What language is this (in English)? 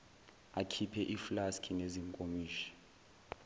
Zulu